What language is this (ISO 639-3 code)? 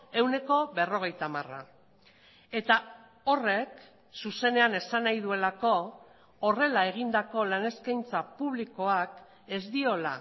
eus